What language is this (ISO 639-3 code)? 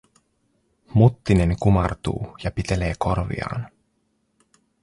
fin